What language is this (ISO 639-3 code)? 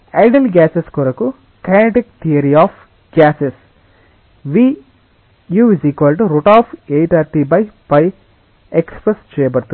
tel